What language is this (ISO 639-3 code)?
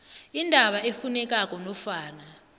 nbl